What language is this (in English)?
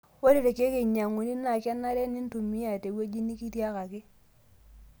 Masai